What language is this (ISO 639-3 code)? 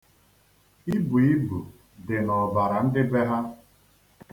ibo